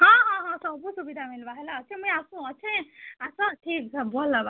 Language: Odia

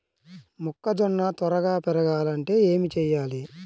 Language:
Telugu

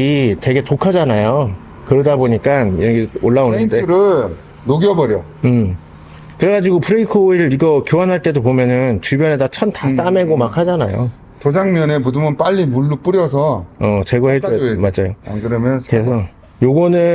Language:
Korean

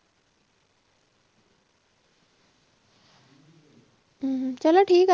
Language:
Punjabi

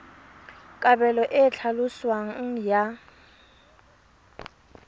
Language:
Tswana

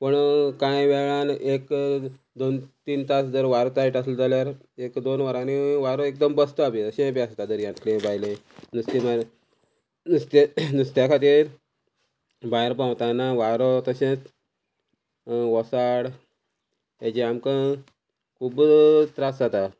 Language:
Konkani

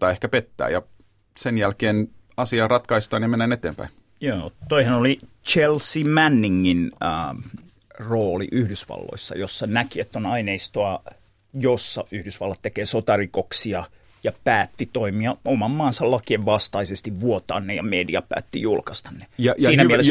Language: Finnish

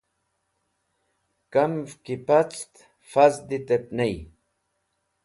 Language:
Wakhi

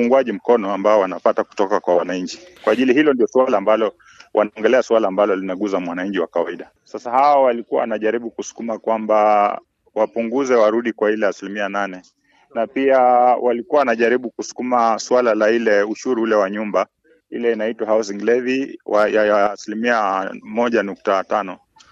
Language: Swahili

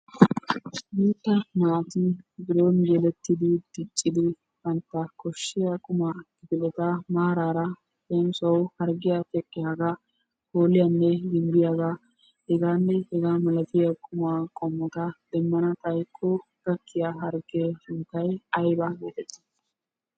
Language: Wolaytta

